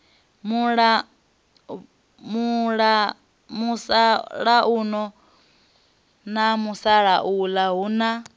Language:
Venda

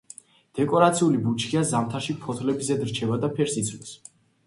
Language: Georgian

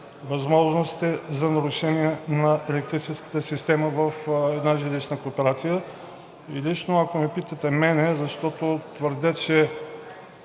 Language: Bulgarian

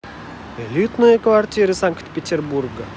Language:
Russian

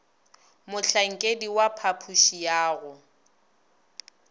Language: Northern Sotho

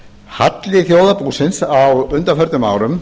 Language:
Icelandic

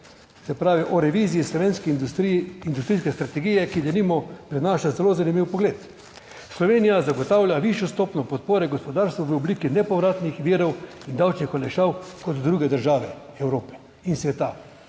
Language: Slovenian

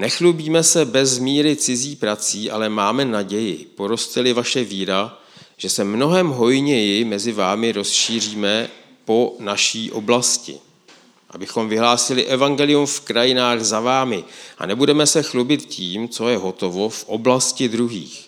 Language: Czech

